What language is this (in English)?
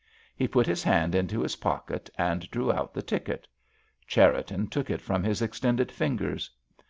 English